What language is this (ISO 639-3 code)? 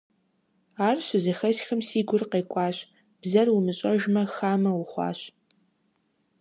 kbd